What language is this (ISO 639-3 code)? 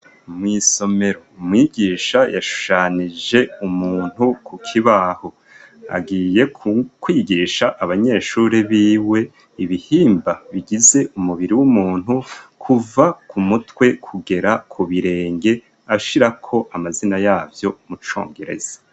run